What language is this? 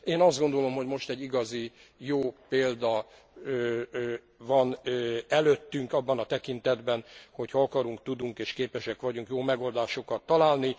Hungarian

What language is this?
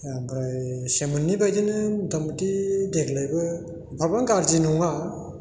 Bodo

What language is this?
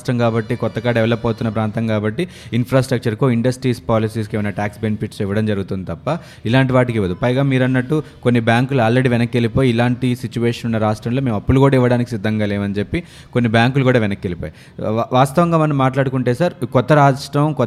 Telugu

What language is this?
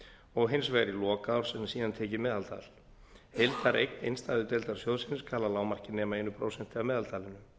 Icelandic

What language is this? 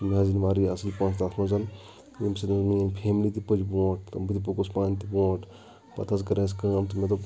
Kashmiri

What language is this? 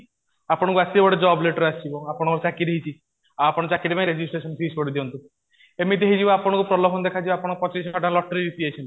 Odia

